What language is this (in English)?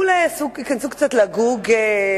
Hebrew